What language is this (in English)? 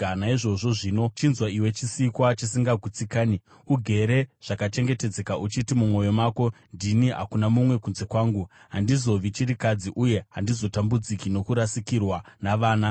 Shona